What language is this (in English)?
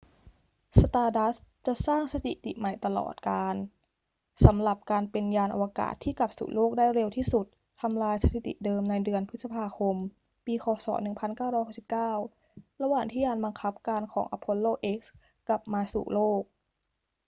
Thai